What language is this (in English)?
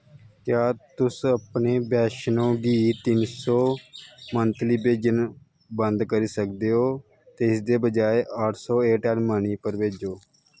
Dogri